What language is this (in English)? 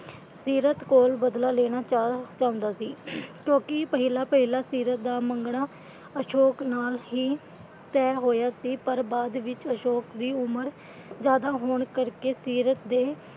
Punjabi